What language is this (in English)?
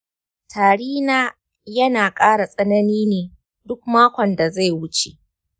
Hausa